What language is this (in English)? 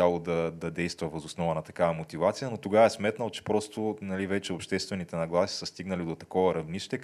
Bulgarian